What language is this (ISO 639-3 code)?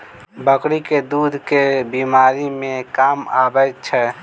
mai